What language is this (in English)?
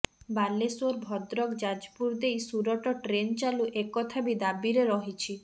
Odia